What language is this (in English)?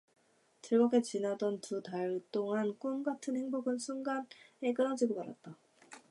Korean